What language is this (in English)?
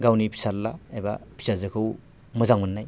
Bodo